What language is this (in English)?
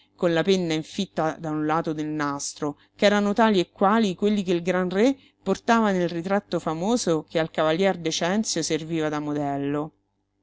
Italian